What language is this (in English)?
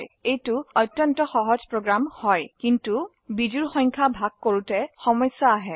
Assamese